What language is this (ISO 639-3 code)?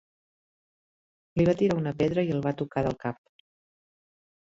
cat